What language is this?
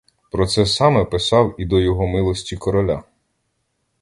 Ukrainian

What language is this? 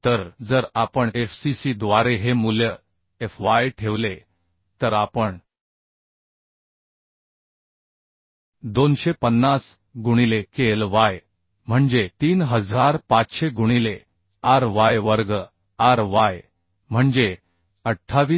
Marathi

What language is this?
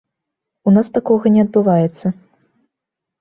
Belarusian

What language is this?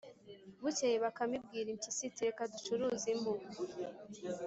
Kinyarwanda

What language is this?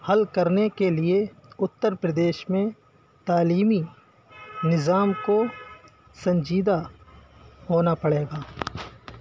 Urdu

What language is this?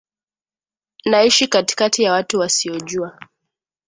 Swahili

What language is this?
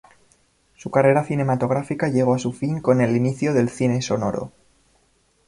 Spanish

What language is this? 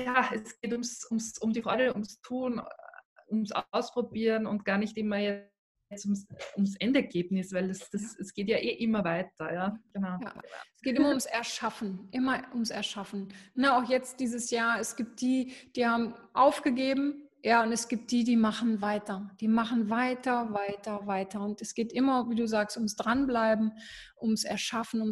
German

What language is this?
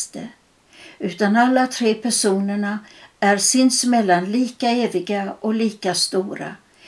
Swedish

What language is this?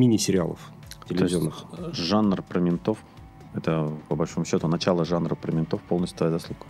Russian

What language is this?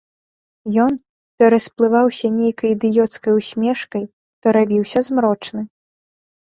Belarusian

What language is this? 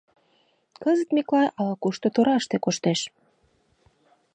Mari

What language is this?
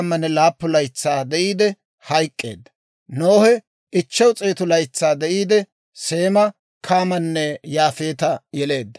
Dawro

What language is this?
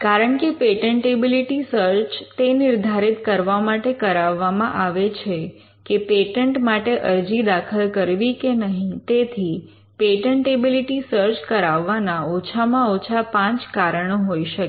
Gujarati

